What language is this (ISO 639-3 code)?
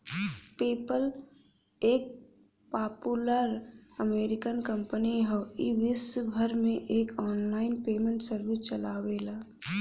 bho